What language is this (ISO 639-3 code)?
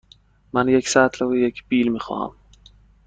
fas